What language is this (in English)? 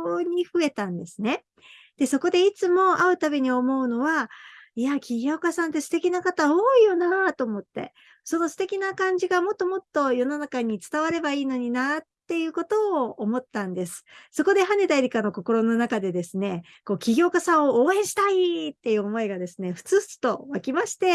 Japanese